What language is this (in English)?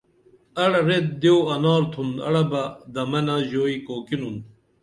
Dameli